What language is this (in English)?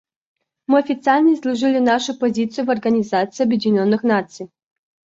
Russian